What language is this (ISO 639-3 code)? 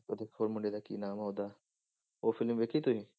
pan